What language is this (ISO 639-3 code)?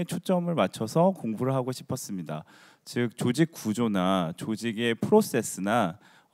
kor